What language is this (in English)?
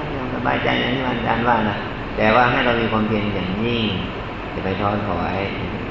Thai